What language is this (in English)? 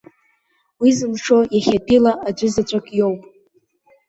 Abkhazian